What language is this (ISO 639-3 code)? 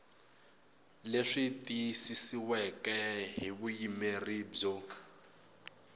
tso